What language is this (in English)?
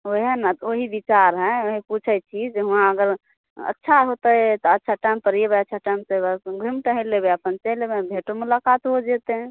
Maithili